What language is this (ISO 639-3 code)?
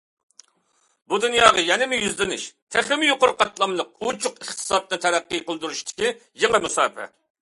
uig